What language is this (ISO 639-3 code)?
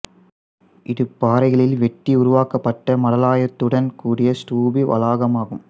tam